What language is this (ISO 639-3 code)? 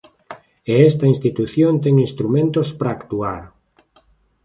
glg